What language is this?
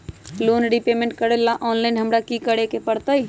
Magahi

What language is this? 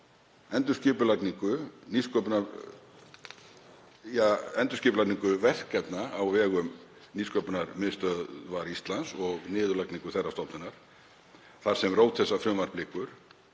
Icelandic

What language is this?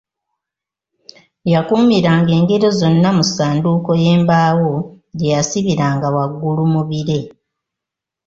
Ganda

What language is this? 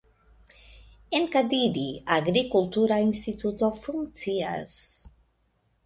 Esperanto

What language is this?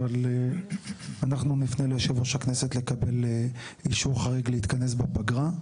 Hebrew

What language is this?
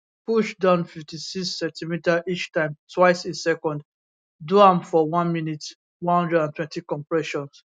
Nigerian Pidgin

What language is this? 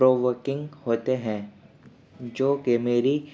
Urdu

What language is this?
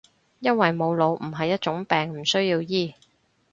Cantonese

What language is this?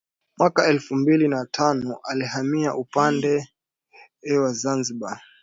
Swahili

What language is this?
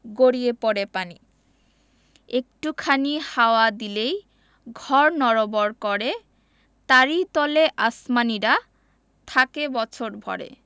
Bangla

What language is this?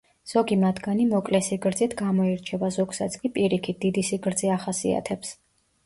Georgian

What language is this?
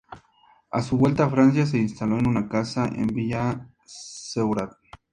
Spanish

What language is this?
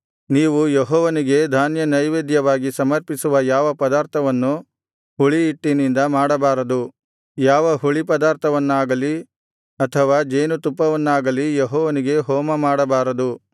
Kannada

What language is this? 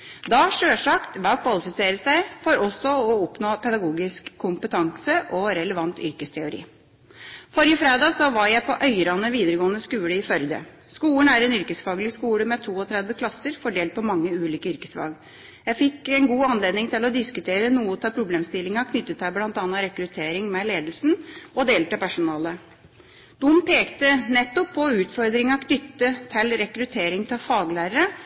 Norwegian Bokmål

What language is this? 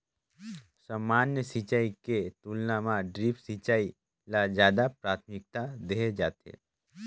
Chhattisgarhi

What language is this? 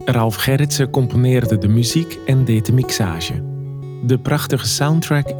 Dutch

